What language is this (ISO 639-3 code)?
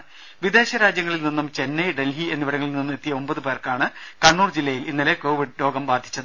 mal